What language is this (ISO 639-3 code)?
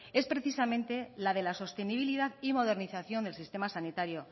spa